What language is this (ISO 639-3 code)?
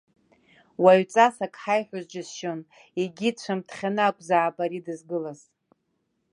abk